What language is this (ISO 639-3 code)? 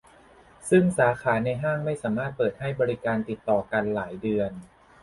tha